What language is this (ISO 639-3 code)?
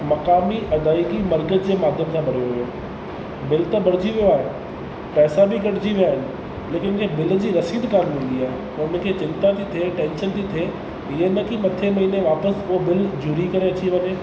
snd